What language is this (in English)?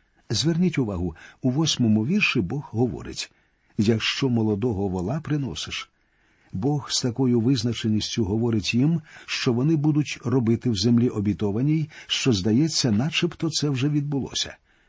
Ukrainian